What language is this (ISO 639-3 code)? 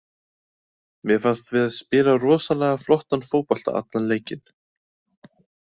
isl